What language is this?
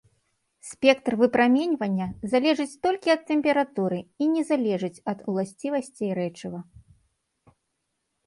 Belarusian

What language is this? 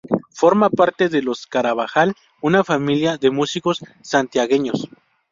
Spanish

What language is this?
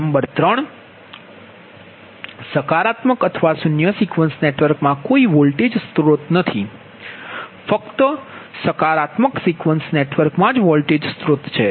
Gujarati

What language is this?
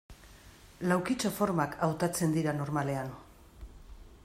Basque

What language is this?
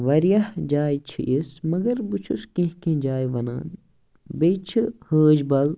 Kashmiri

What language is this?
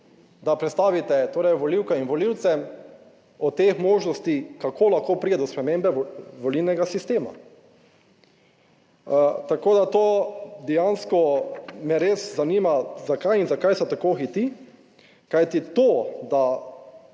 Slovenian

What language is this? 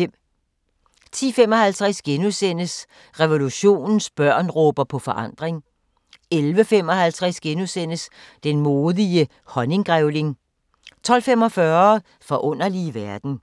Danish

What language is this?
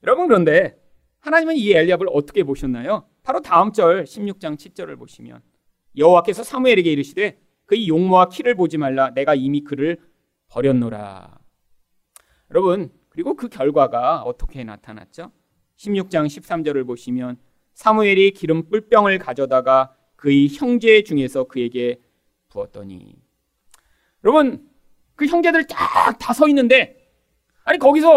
Korean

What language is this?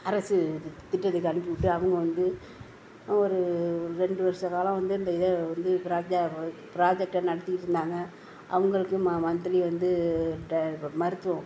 Tamil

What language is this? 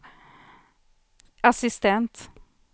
Swedish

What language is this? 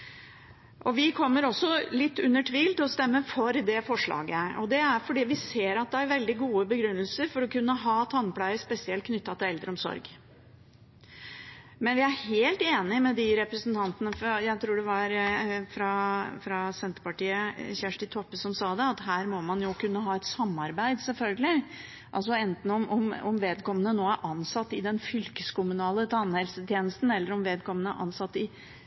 Norwegian Bokmål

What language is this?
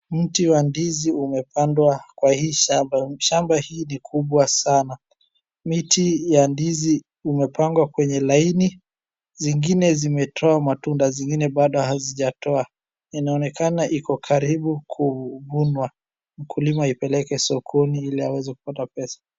Swahili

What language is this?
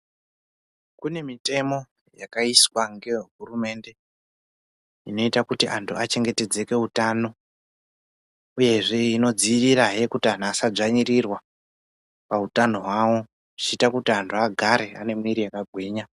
Ndau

